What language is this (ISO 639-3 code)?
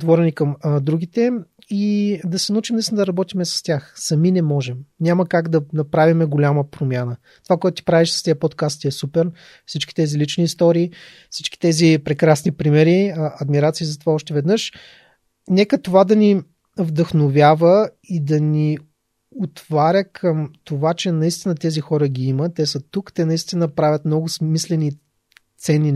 bul